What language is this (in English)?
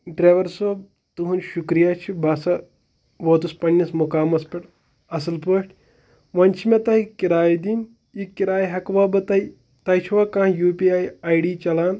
Kashmiri